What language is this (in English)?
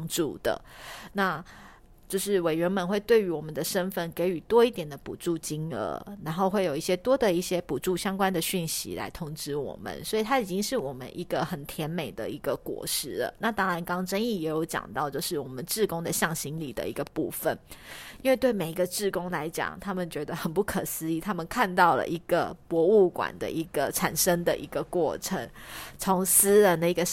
Chinese